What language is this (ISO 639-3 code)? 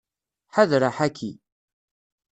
kab